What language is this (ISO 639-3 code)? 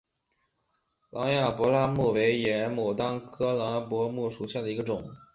zho